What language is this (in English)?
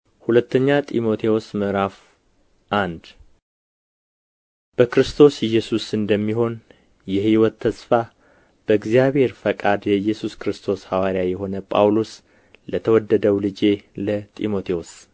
Amharic